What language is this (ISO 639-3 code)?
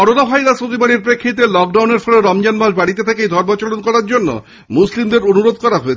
ben